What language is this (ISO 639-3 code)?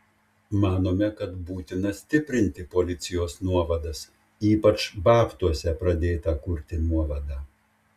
lit